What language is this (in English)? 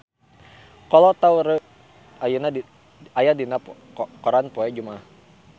Sundanese